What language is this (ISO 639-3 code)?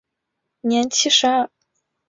zho